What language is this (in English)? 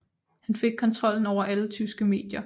Danish